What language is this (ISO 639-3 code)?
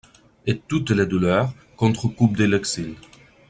fra